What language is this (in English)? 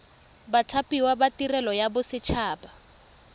Tswana